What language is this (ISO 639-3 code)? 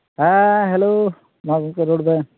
sat